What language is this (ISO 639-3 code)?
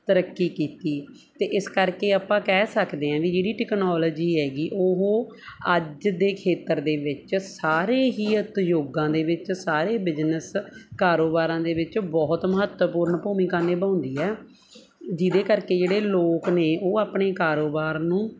pan